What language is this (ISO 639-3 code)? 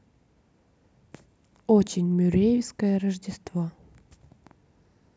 rus